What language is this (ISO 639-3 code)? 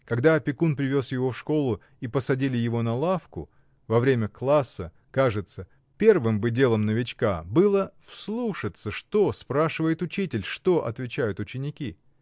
rus